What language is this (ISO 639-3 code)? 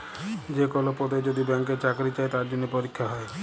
ben